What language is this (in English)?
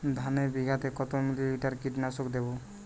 Bangla